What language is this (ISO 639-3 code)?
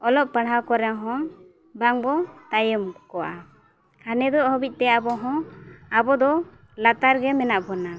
sat